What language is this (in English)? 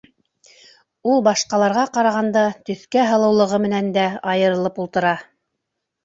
Bashkir